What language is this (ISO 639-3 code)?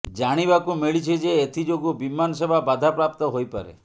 ori